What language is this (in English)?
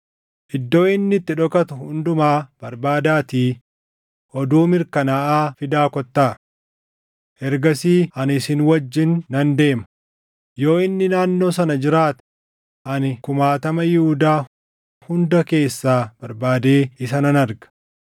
Oromo